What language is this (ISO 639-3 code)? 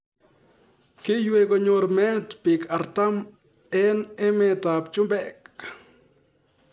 kln